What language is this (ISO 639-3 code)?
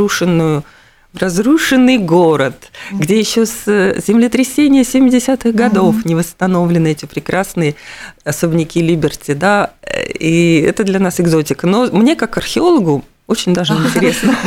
rus